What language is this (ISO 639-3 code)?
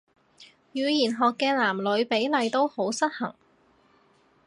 yue